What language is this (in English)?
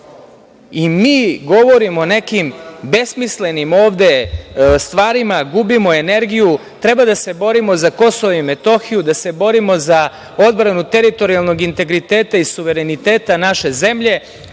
Serbian